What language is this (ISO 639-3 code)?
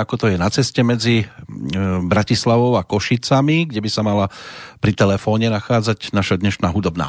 slk